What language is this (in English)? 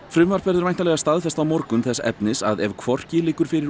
Icelandic